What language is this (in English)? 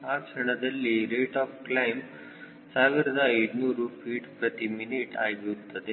Kannada